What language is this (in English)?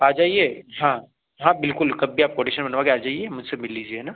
Hindi